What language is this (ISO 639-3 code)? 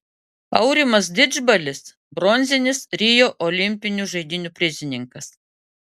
lit